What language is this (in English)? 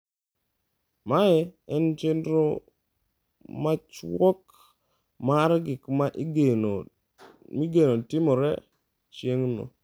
Luo (Kenya and Tanzania)